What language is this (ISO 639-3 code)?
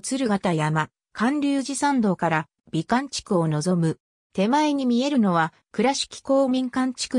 jpn